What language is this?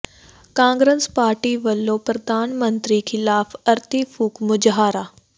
Punjabi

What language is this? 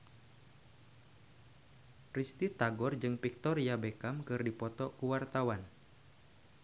Sundanese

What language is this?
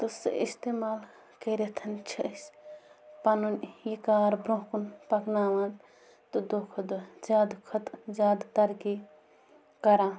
Kashmiri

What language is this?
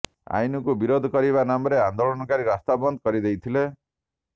Odia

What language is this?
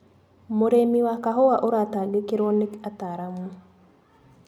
Kikuyu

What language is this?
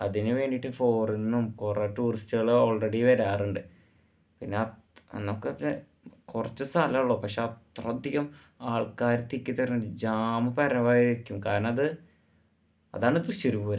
Malayalam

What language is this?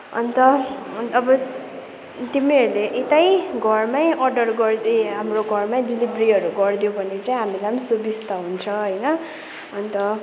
Nepali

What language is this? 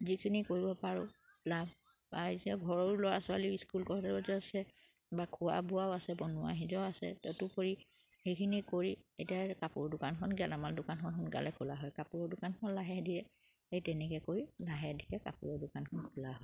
Assamese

